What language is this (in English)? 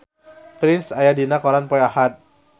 Sundanese